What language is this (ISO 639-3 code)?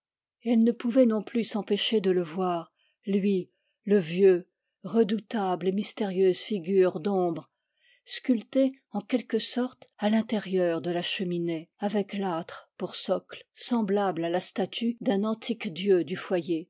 fra